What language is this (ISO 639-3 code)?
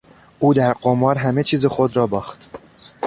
fas